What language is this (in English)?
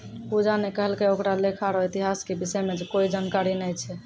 Maithili